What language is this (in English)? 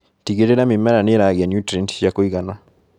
Kikuyu